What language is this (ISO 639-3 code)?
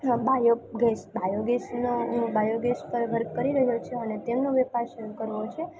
guj